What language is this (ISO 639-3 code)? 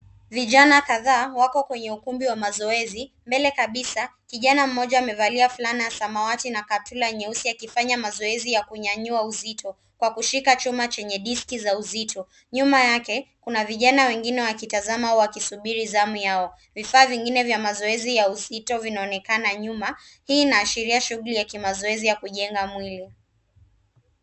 swa